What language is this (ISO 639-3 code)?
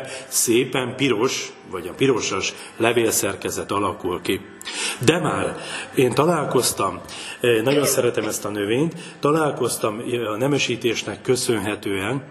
hun